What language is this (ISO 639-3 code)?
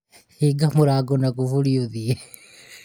kik